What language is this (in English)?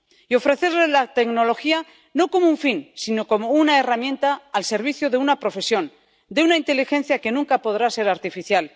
Spanish